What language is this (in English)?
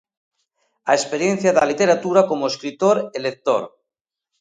Galician